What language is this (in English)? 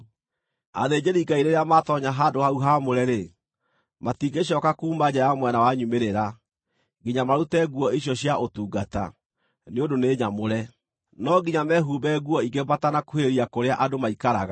Kikuyu